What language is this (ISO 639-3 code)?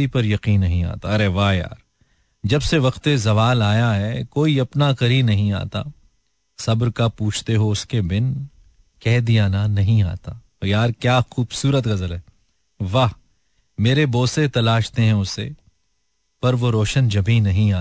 hin